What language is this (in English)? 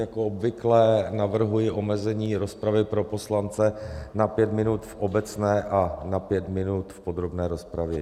Czech